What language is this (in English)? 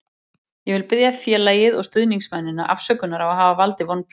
Icelandic